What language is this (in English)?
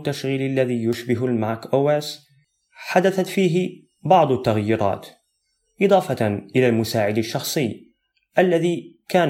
Arabic